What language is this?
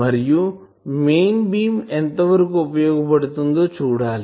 Telugu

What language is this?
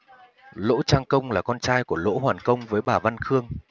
Vietnamese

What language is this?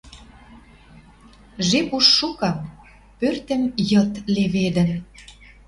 Western Mari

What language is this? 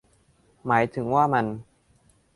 Thai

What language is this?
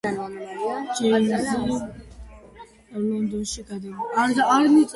Georgian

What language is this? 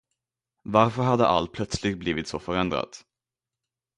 Swedish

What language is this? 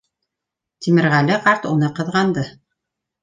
Bashkir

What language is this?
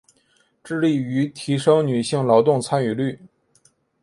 Chinese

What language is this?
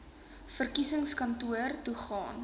Afrikaans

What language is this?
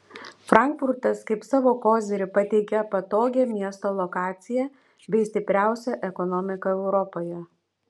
Lithuanian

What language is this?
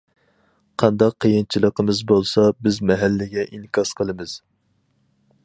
Uyghur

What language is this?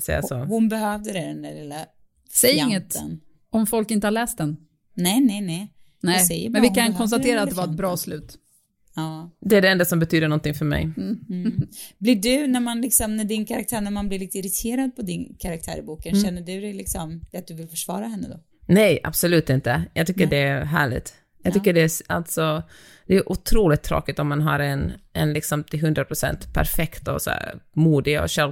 Swedish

